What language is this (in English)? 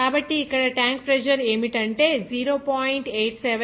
Telugu